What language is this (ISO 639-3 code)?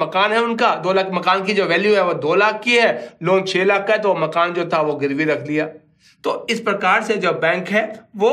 hin